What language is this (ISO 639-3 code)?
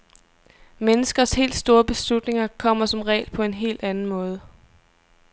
dan